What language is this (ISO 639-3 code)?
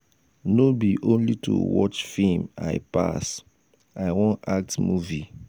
pcm